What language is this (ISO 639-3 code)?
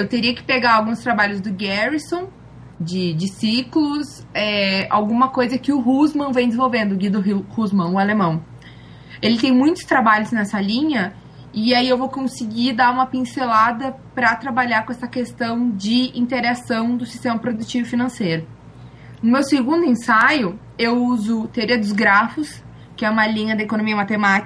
por